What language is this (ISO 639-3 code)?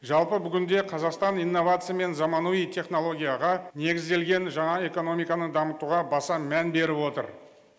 kaz